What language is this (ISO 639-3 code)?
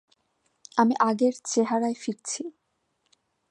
ben